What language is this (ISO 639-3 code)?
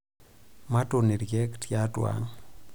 mas